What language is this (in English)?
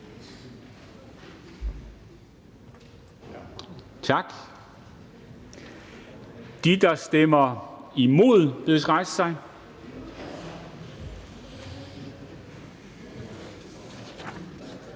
Danish